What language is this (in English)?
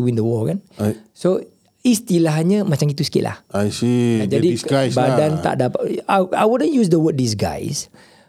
Malay